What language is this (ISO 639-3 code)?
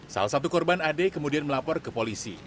ind